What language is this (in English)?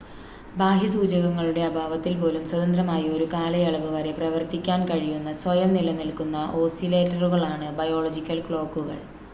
Malayalam